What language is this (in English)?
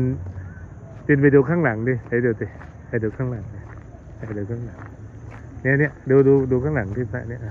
Thai